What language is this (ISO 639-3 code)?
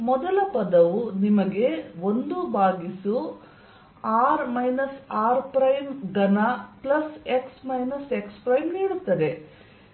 kan